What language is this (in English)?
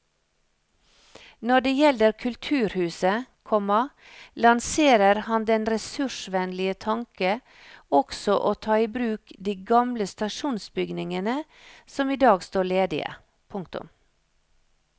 Norwegian